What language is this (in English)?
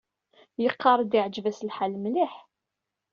Kabyle